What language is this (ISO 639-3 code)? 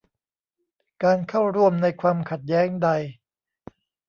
tha